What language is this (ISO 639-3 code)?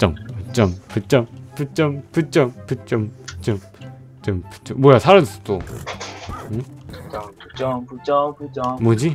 kor